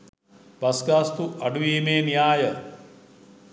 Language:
Sinhala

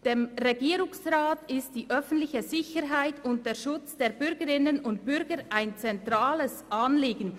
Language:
Swiss German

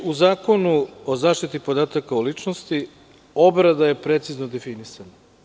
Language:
Serbian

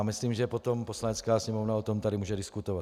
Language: Czech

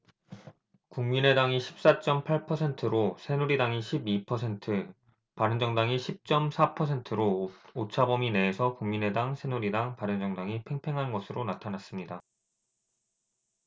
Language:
Korean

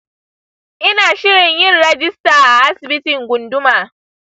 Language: Hausa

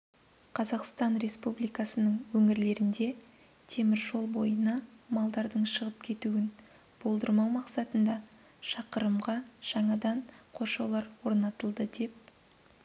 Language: Kazakh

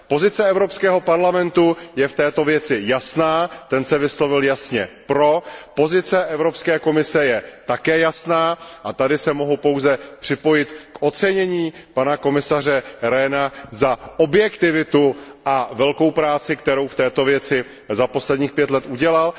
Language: Czech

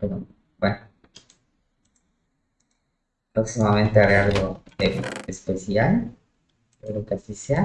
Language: Spanish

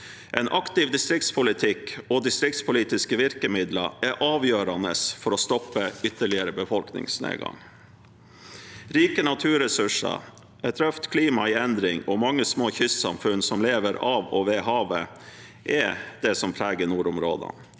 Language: Norwegian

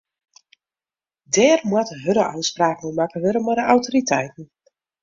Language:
Western Frisian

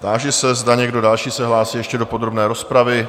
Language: Czech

